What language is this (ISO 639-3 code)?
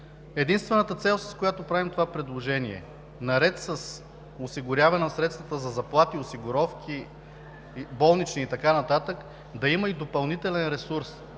bul